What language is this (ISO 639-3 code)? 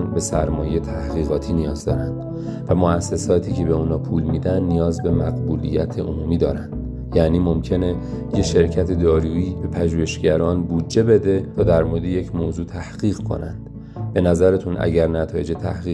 fas